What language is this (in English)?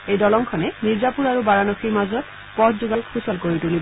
Assamese